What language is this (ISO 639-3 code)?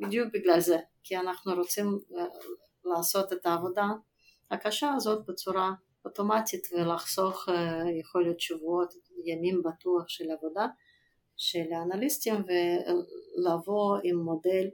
heb